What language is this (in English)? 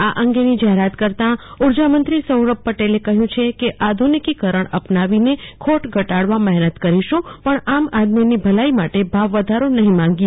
Gujarati